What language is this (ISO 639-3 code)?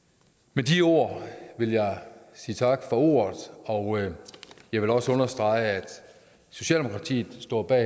dan